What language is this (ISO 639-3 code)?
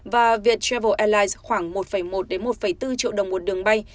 vie